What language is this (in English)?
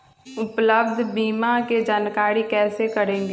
Magahi